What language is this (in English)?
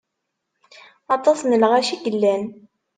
Kabyle